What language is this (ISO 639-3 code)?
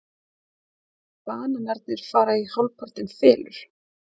isl